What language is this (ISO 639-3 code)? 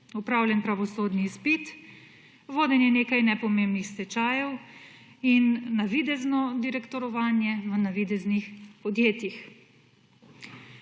slv